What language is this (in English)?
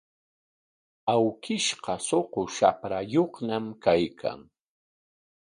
Corongo Ancash Quechua